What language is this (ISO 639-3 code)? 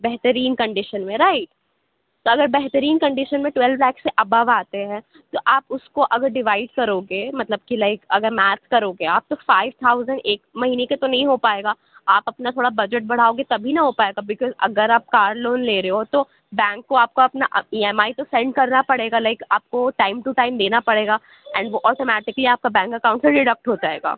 urd